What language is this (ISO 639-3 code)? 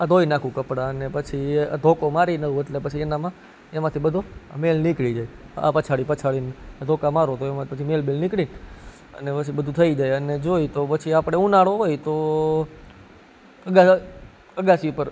guj